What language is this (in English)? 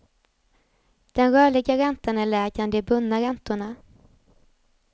Swedish